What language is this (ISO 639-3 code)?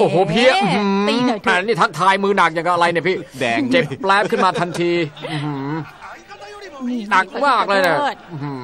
tha